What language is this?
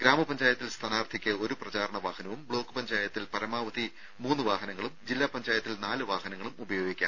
Malayalam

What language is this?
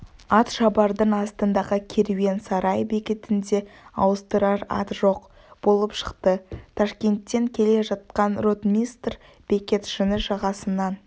Kazakh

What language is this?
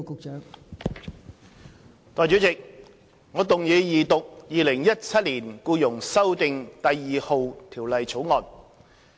Cantonese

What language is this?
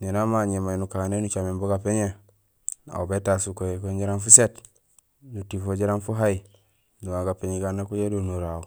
Gusilay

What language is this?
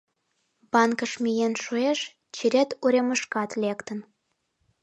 Mari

